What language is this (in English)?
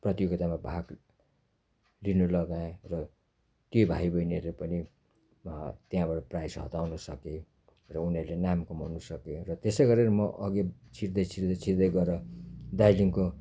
Nepali